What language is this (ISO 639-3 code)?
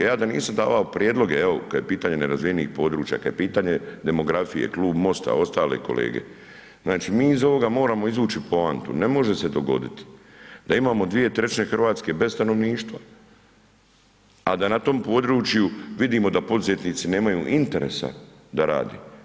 hrv